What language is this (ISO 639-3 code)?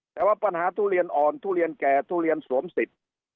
tha